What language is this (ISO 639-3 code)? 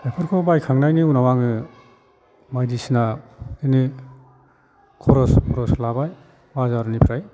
brx